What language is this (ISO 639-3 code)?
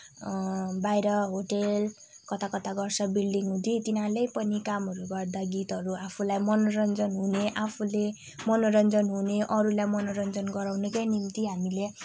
nep